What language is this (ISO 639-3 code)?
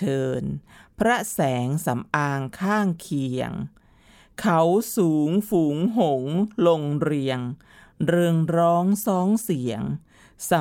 tha